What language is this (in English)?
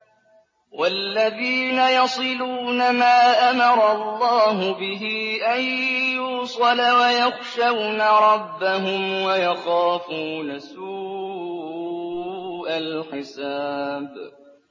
Arabic